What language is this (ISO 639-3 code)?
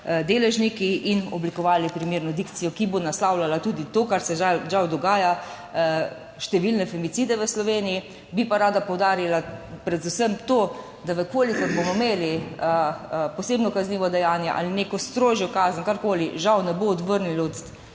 slv